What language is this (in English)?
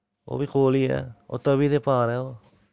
Dogri